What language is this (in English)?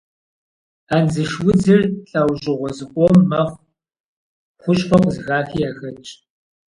Kabardian